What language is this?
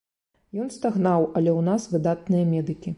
Belarusian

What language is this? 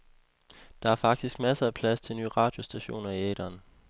Danish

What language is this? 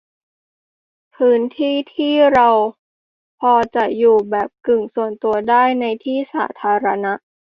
Thai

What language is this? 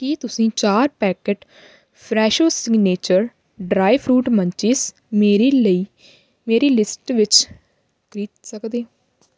Punjabi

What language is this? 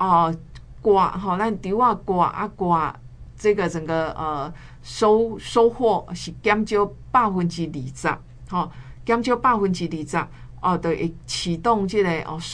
Chinese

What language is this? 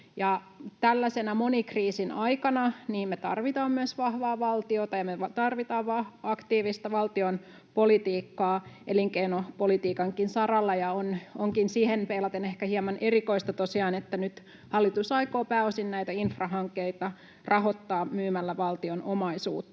Finnish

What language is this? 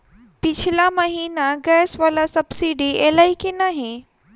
Maithili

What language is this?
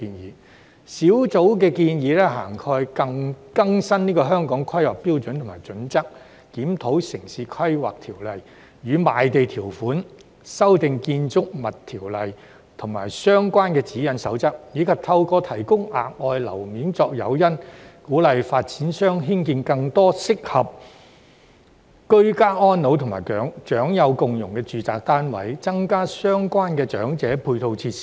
Cantonese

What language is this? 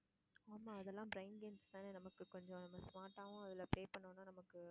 Tamil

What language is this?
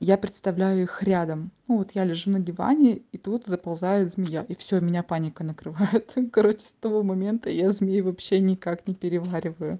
Russian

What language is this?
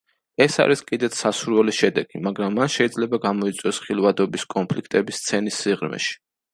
Georgian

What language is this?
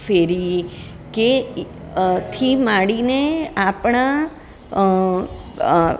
Gujarati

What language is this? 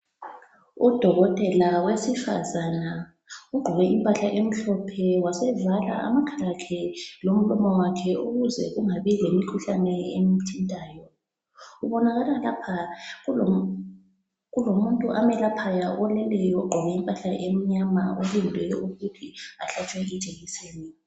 North Ndebele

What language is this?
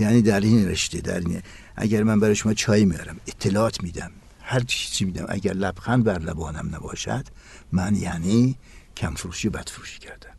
Persian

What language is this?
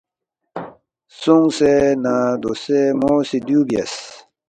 Balti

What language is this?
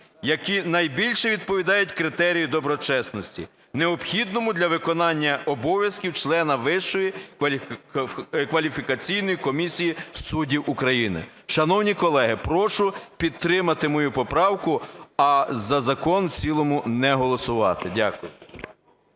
Ukrainian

